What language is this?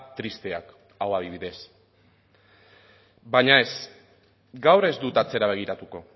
Basque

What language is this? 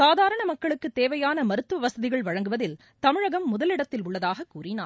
Tamil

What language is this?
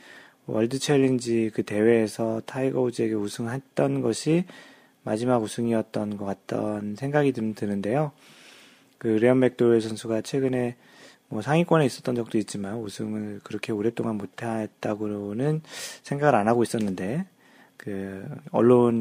Korean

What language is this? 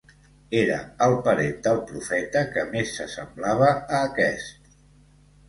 Catalan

